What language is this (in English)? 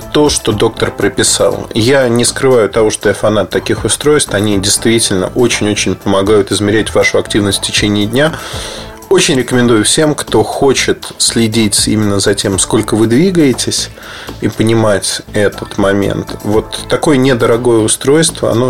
Russian